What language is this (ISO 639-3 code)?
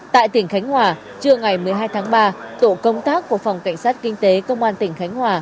vie